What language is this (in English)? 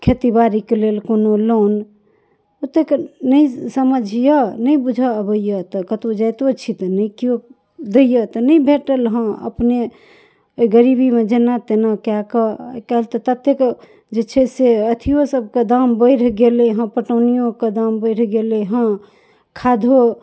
Maithili